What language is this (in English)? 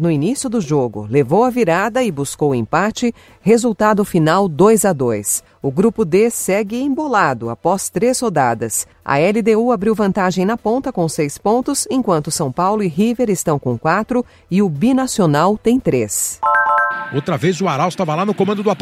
Portuguese